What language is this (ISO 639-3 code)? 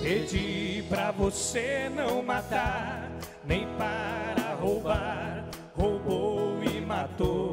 por